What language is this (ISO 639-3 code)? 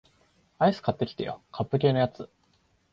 jpn